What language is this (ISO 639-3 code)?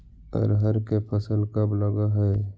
mag